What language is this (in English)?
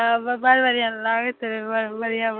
Maithili